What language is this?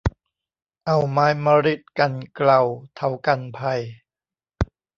Thai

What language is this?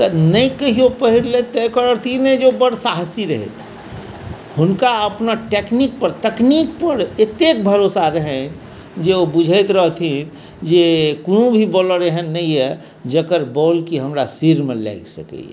Maithili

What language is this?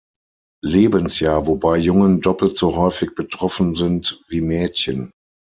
German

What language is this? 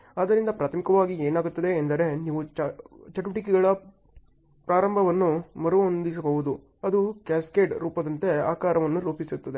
Kannada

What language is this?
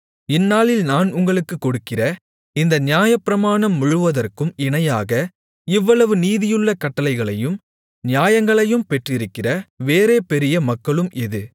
Tamil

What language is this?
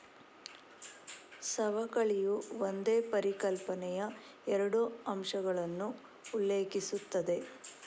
Kannada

